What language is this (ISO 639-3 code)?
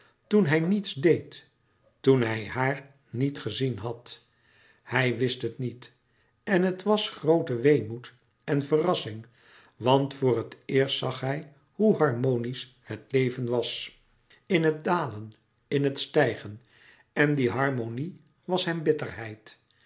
nld